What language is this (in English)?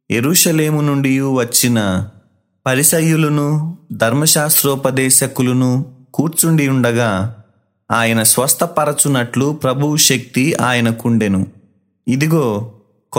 Telugu